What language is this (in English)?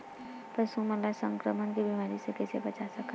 Chhattisgarhi